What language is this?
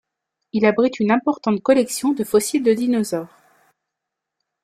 French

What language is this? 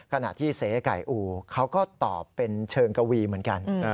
Thai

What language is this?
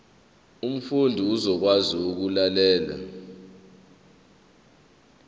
Zulu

